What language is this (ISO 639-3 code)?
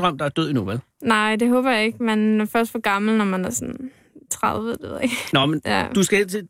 dan